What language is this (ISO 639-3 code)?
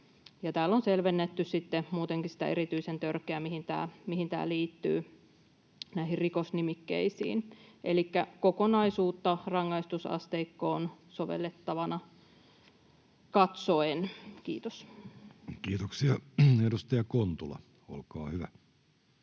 fin